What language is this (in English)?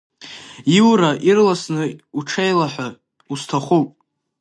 Abkhazian